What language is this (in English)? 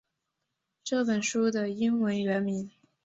Chinese